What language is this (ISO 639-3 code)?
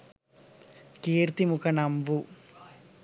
sin